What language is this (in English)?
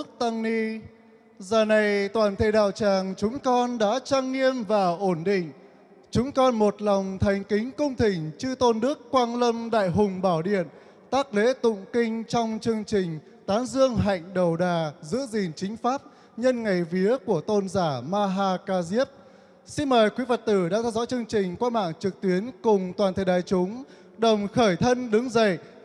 Vietnamese